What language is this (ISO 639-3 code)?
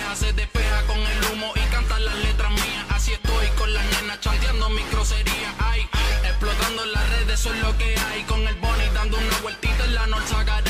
eng